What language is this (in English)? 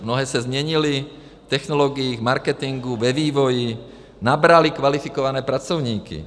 Czech